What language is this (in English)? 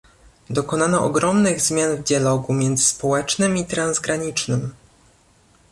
Polish